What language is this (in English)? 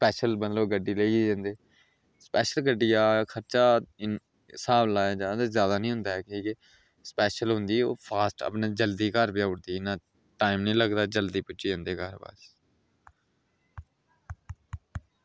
Dogri